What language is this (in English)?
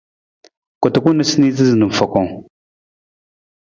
Nawdm